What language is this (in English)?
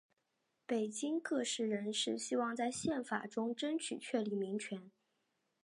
Chinese